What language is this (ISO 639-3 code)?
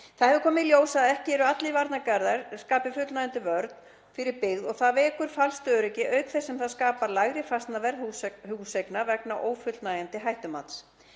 isl